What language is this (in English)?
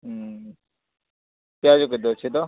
Odia